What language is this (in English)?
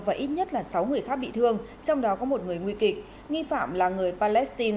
Vietnamese